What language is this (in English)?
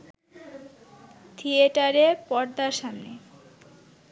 Bangla